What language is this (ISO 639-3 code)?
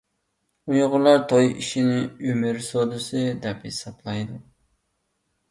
uig